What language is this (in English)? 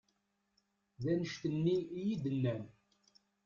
Kabyle